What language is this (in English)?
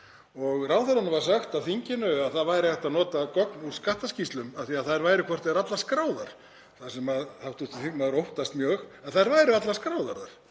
Icelandic